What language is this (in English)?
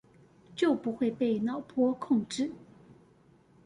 Chinese